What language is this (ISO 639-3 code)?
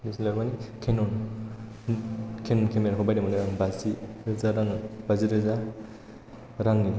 brx